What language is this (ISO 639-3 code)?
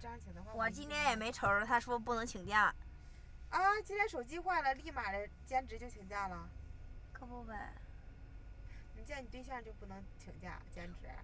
zho